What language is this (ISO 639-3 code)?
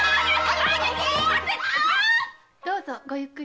jpn